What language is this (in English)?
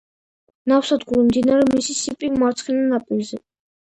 Georgian